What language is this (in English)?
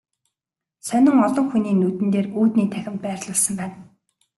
Mongolian